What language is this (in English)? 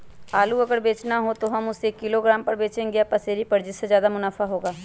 Magahi